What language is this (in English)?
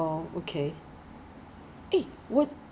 English